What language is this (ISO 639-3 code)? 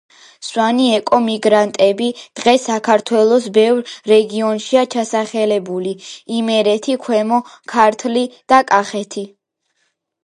kat